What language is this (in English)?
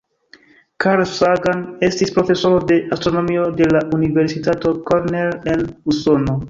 Esperanto